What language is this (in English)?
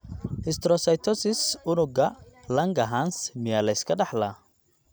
Somali